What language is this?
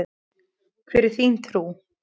Icelandic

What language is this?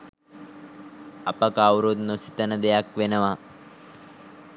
Sinhala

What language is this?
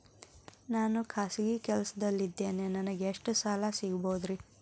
Kannada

